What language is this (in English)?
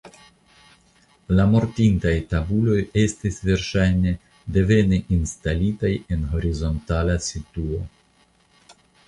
Esperanto